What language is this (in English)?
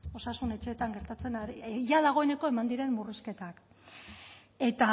Basque